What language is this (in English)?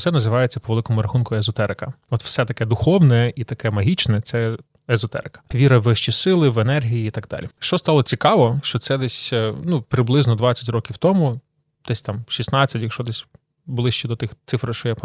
Ukrainian